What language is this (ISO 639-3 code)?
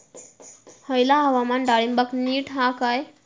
mar